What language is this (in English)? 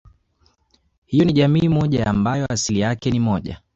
Swahili